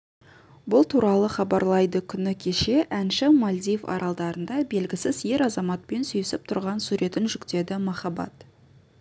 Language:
Kazakh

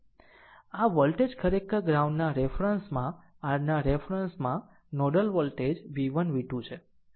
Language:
Gujarati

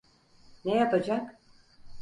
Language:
Turkish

